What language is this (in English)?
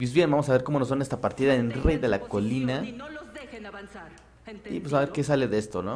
Spanish